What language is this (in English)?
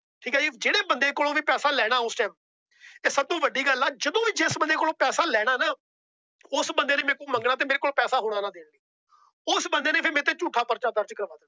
Punjabi